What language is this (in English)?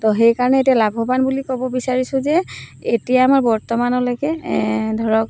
Assamese